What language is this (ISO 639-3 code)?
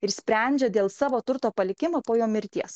lit